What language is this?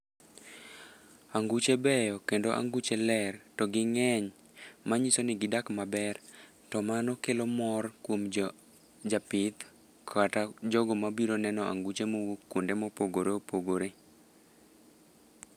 Luo (Kenya and Tanzania)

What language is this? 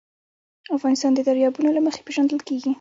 Pashto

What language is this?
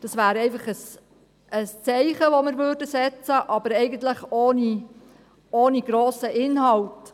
Swiss German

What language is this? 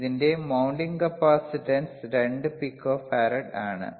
Malayalam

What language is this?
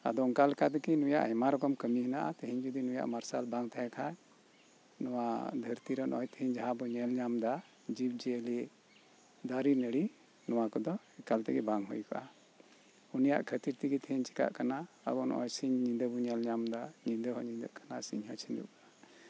Santali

